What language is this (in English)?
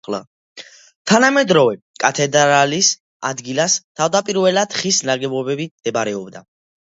Georgian